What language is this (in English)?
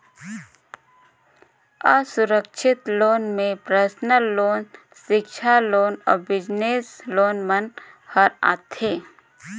Chhattisgarhi